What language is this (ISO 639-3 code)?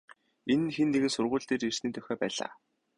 mon